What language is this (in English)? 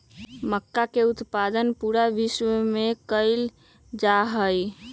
Magahi